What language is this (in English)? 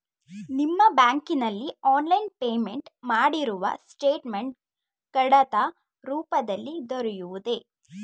Kannada